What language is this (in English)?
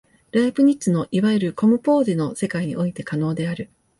Japanese